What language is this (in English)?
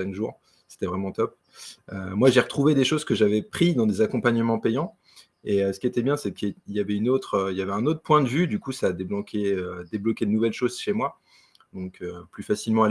French